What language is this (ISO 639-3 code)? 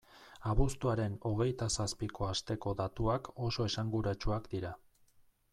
eus